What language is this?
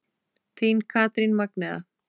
Icelandic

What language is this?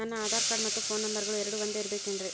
Kannada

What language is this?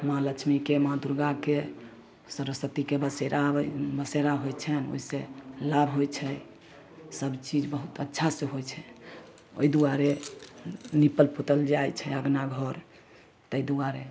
Maithili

